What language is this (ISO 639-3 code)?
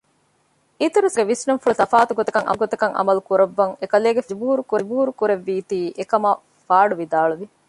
div